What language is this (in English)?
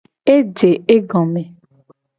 Gen